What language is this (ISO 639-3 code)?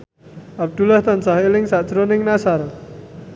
jav